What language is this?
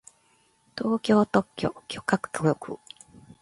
Japanese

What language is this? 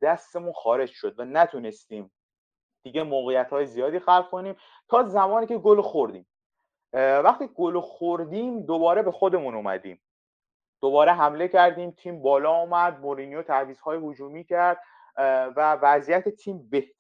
Persian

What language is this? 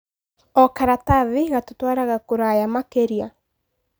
Kikuyu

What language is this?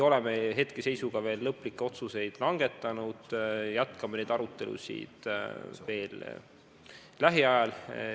Estonian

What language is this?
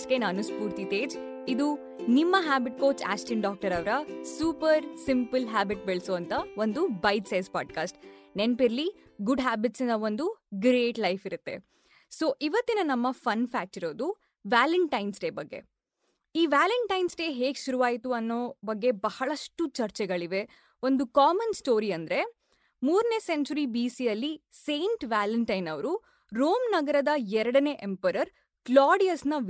Kannada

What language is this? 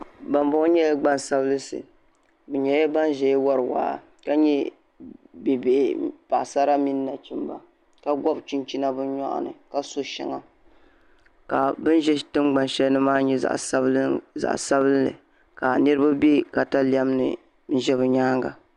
Dagbani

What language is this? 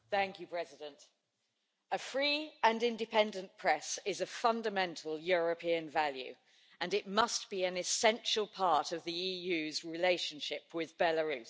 English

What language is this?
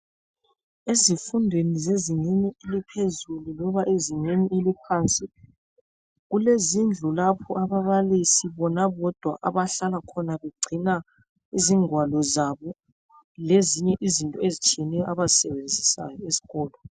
North Ndebele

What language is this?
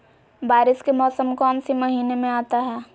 Magahi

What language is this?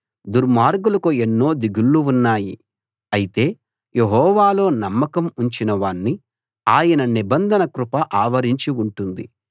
Telugu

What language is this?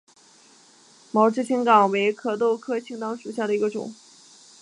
Chinese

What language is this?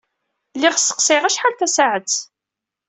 Kabyle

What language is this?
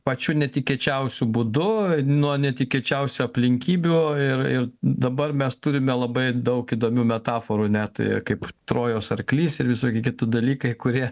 Lithuanian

